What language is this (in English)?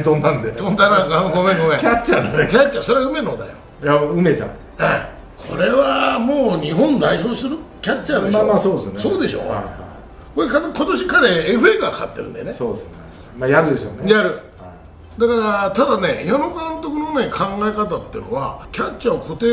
Japanese